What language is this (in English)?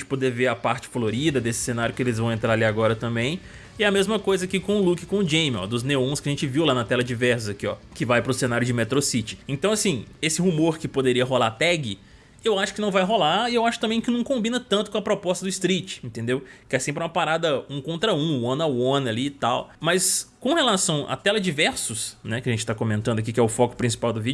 Portuguese